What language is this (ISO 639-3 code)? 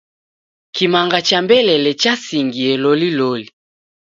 dav